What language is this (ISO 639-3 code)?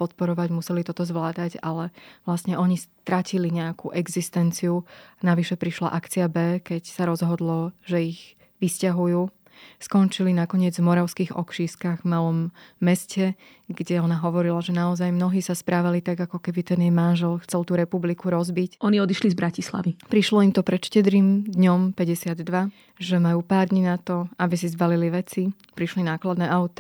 slk